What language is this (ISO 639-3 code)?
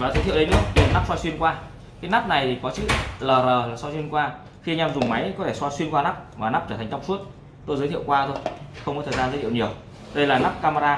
vie